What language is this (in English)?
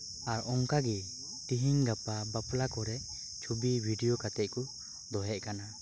Santali